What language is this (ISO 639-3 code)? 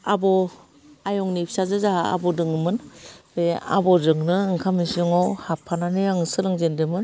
brx